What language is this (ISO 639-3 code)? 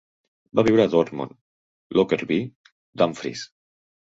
cat